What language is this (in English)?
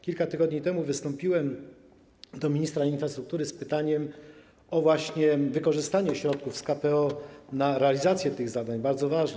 Polish